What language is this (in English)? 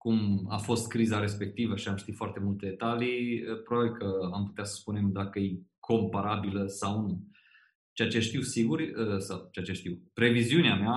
Romanian